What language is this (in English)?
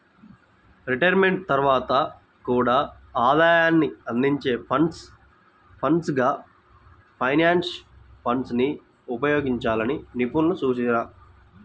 Telugu